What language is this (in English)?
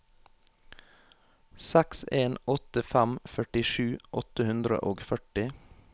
Norwegian